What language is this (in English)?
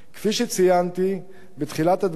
Hebrew